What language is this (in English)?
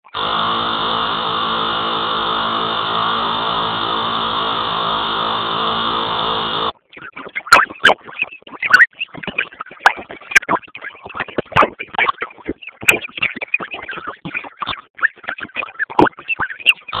Basque